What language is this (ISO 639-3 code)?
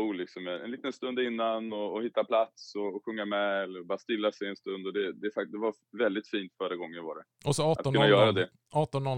swe